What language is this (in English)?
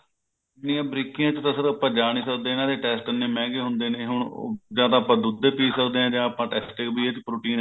Punjabi